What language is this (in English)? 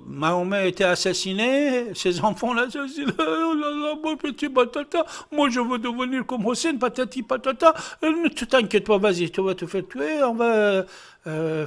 French